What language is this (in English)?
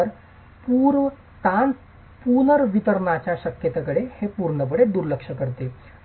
Marathi